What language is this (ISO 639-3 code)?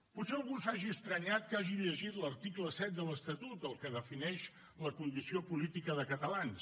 cat